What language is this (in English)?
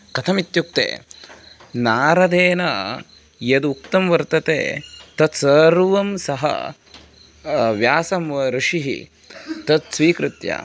Sanskrit